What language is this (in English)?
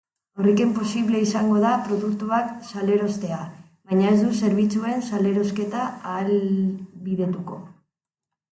Basque